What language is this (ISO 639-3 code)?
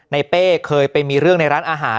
tha